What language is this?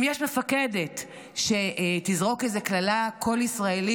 Hebrew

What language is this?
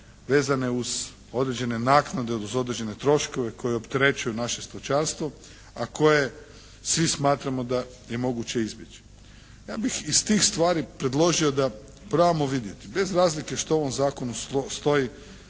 Croatian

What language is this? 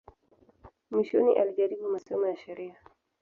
Swahili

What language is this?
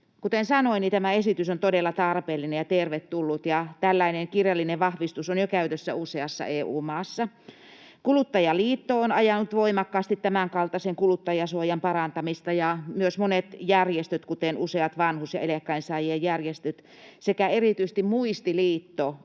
Finnish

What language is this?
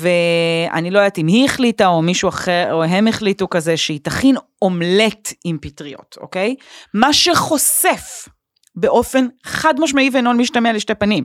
Hebrew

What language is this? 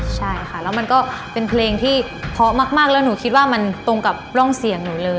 Thai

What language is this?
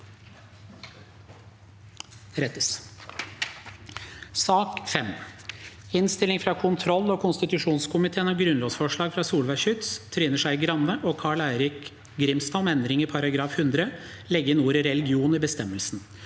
Norwegian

